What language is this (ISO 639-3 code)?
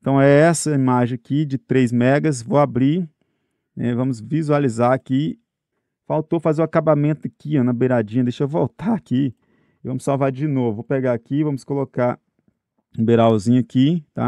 por